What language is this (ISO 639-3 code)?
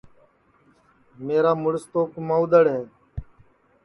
ssi